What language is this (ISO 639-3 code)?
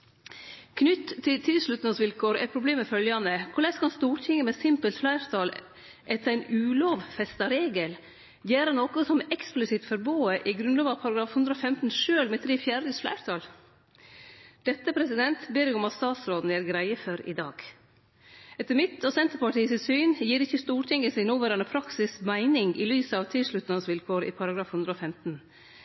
nno